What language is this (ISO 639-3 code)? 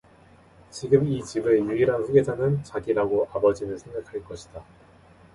kor